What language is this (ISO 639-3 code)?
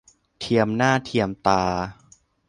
tha